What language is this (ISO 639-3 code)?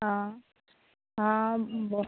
mai